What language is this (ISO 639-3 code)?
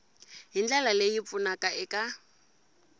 tso